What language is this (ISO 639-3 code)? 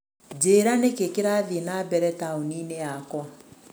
kik